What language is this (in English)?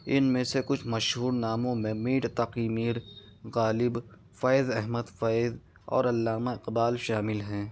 Urdu